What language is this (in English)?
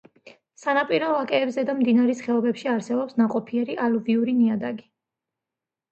Georgian